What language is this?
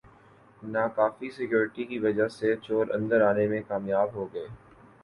Urdu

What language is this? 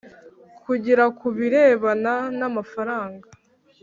Kinyarwanda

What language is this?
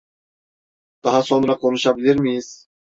Turkish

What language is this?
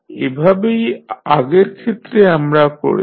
Bangla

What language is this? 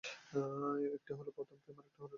Bangla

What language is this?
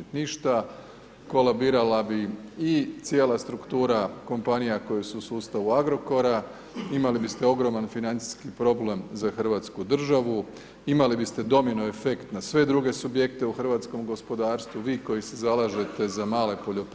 Croatian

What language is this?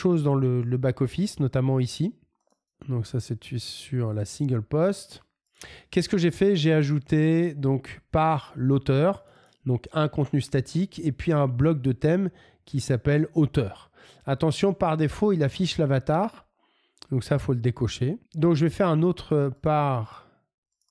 French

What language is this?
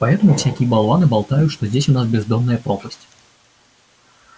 Russian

